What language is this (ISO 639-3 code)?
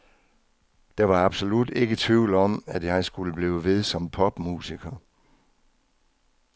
dan